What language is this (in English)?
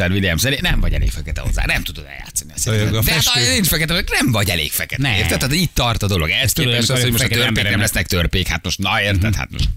Hungarian